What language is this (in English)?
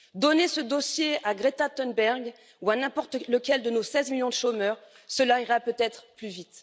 French